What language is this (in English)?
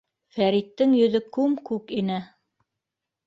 Bashkir